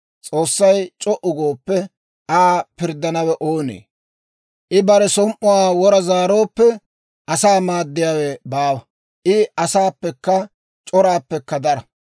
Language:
Dawro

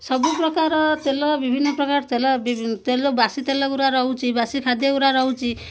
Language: Odia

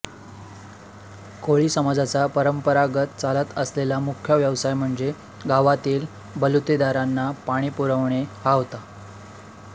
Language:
Marathi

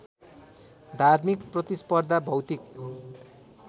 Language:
Nepali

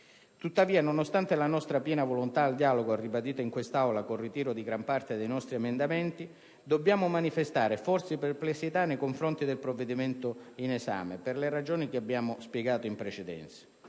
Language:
Italian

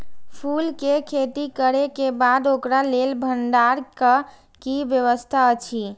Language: Maithili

